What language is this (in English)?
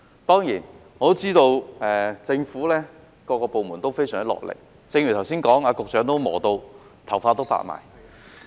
Cantonese